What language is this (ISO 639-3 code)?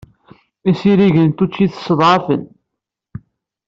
kab